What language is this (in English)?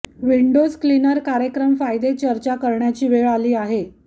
Marathi